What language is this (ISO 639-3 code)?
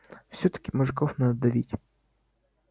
rus